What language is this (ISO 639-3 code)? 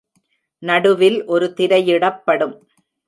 tam